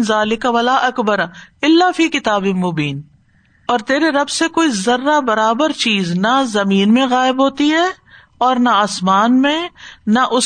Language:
Urdu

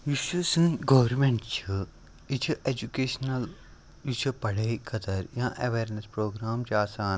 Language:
Kashmiri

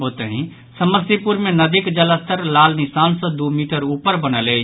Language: Maithili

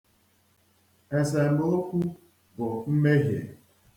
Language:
Igbo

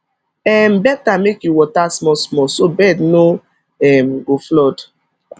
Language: Nigerian Pidgin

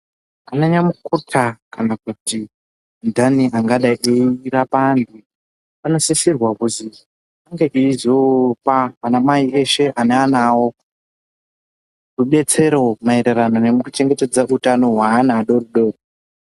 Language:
Ndau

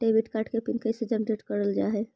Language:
Magahi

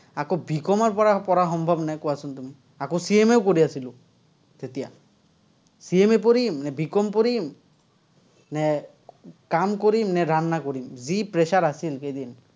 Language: Assamese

